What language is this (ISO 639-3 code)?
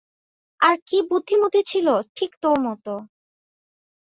ben